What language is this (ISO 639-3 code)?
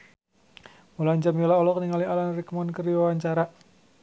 sun